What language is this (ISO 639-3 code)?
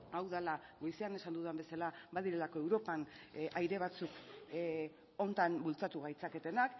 eus